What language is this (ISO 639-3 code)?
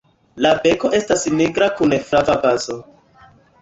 epo